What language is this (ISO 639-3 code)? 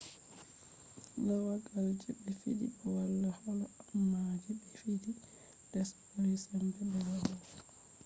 ful